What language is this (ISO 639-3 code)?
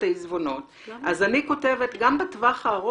heb